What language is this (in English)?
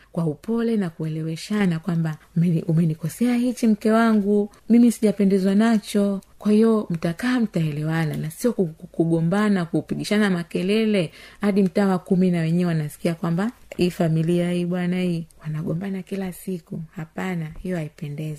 Swahili